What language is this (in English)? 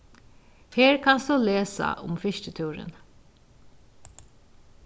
Faroese